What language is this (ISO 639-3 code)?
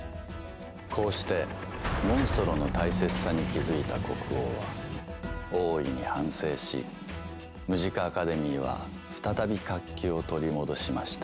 jpn